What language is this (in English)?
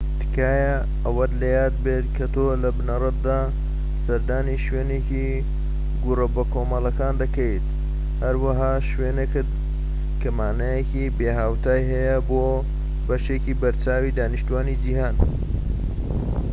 Central Kurdish